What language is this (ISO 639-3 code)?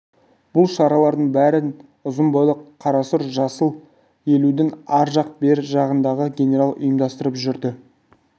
kaz